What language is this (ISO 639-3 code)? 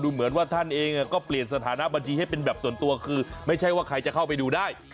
tha